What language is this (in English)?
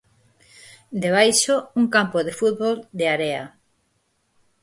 Galician